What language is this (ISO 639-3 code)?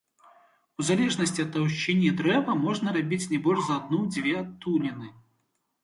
bel